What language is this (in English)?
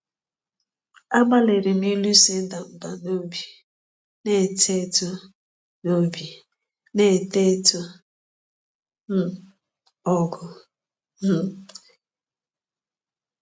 Igbo